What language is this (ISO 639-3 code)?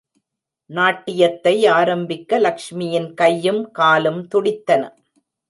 tam